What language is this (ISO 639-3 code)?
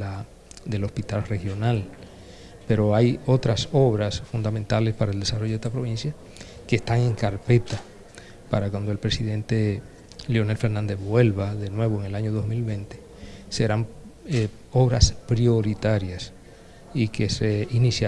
spa